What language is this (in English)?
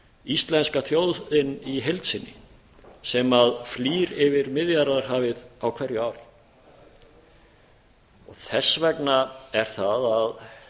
Icelandic